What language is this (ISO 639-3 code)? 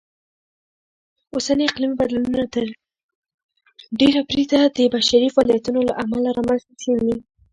pus